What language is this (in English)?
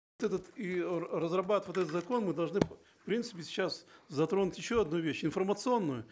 Kazakh